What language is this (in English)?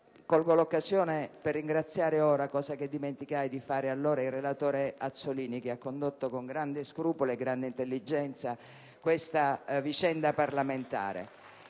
Italian